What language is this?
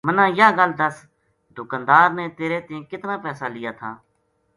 Gujari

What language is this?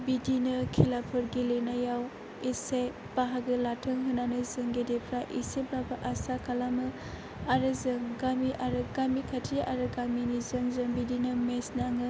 Bodo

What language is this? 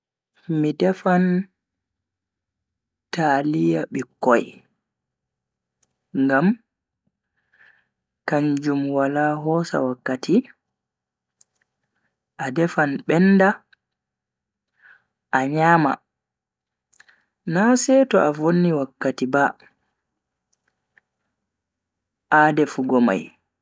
Bagirmi Fulfulde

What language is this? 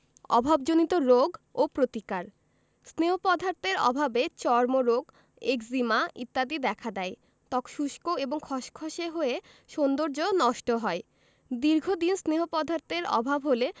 Bangla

